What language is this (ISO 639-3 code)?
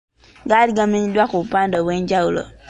lug